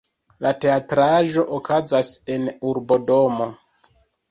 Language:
Esperanto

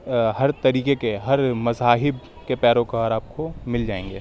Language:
Urdu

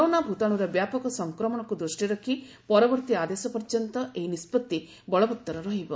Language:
Odia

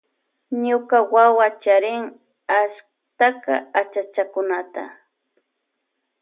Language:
Loja Highland Quichua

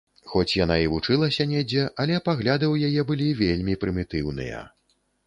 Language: Belarusian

